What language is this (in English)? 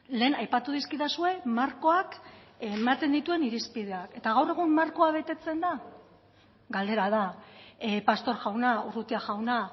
Basque